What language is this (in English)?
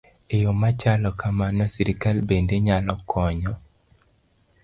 Luo (Kenya and Tanzania)